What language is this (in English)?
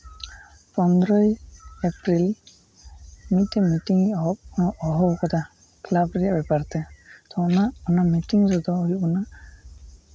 Santali